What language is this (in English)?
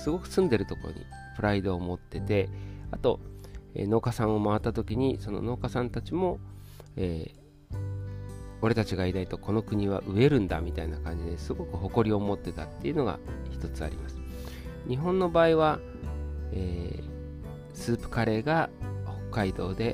Japanese